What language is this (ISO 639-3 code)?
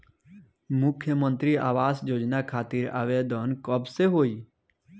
bho